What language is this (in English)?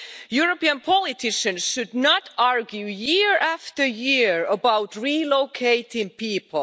English